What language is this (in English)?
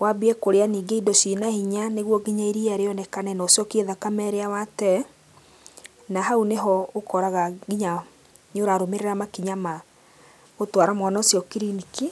Kikuyu